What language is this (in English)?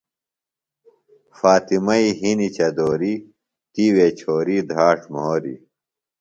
Phalura